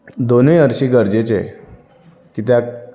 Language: Konkani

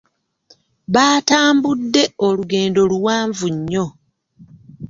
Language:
Ganda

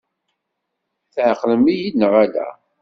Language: Kabyle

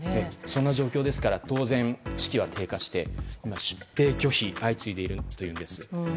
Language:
Japanese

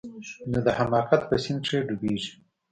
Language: Pashto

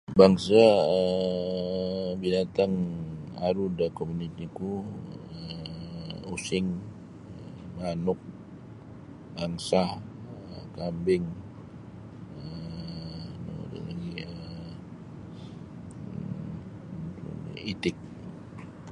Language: Sabah Bisaya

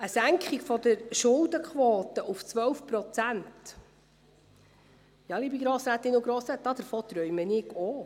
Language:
Swiss German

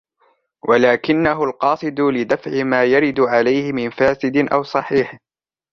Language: Arabic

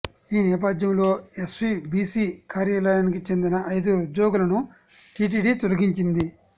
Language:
Telugu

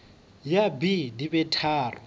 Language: Southern Sotho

